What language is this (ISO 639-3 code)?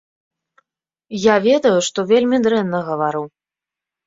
bel